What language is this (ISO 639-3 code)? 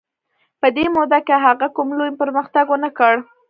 pus